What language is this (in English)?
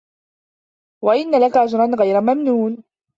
Arabic